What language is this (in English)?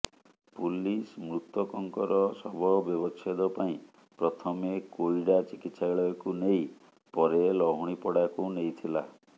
Odia